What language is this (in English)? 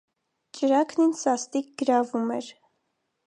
Armenian